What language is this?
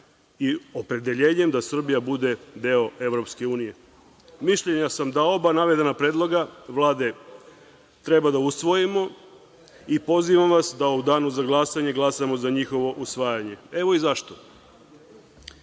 Serbian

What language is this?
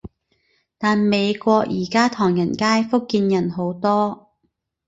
Cantonese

